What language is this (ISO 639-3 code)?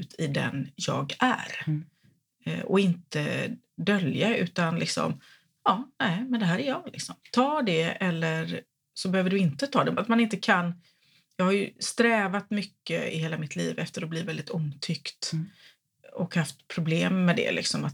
swe